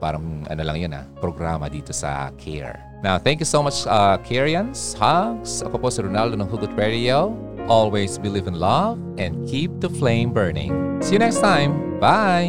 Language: Filipino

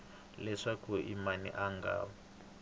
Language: Tsonga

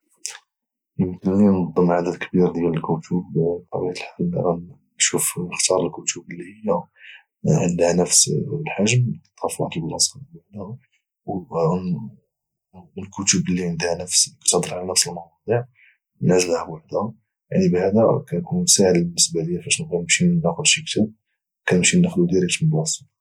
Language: Moroccan Arabic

